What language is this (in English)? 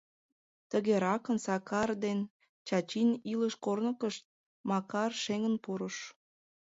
Mari